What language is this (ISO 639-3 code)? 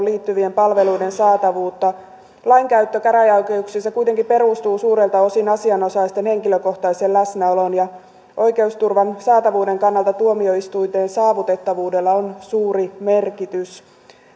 fin